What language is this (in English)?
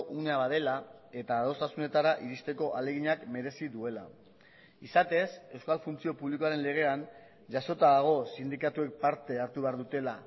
Basque